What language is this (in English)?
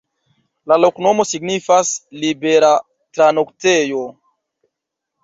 Esperanto